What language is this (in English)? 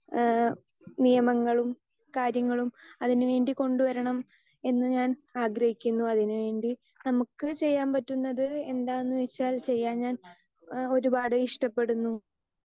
Malayalam